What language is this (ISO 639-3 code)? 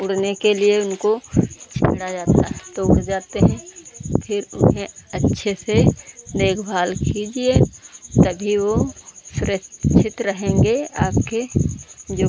hin